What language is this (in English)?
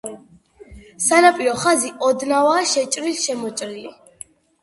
Georgian